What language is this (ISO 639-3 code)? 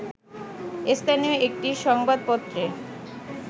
ben